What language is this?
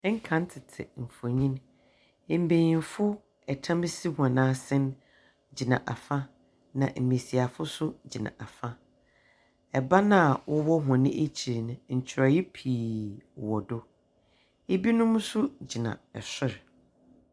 Akan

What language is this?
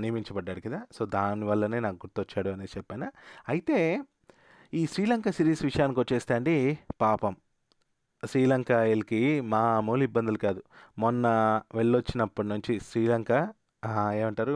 Telugu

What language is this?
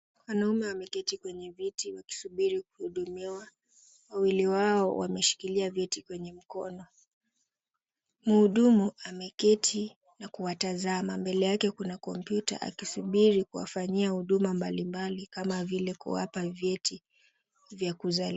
Swahili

